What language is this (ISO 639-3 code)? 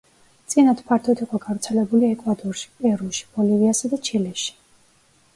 kat